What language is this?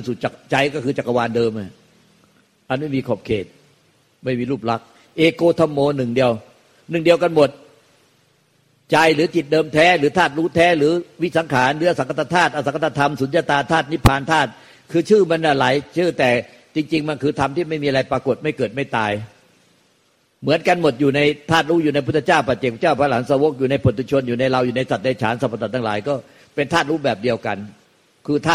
Thai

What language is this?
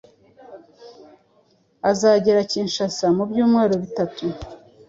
Kinyarwanda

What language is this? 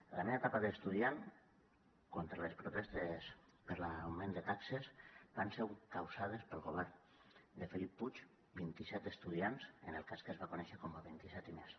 Catalan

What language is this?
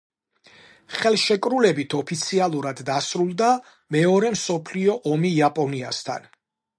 Georgian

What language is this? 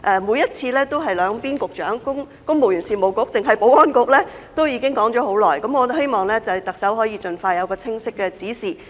Cantonese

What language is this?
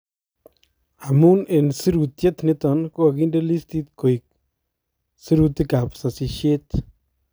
Kalenjin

